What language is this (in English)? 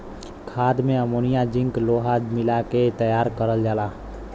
Bhojpuri